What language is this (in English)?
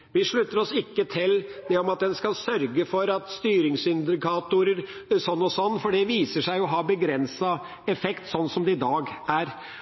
Norwegian Bokmål